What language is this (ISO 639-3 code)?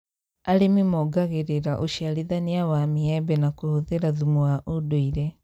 kik